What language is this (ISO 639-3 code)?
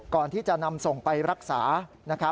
tha